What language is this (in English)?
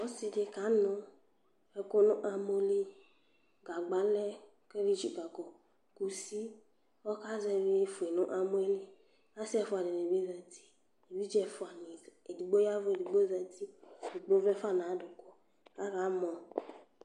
Ikposo